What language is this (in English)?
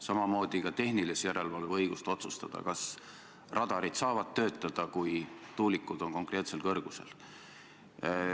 Estonian